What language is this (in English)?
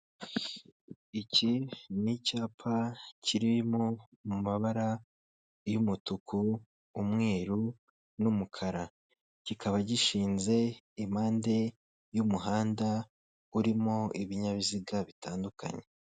Kinyarwanda